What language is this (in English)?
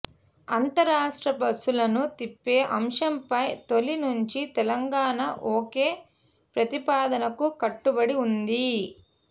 Telugu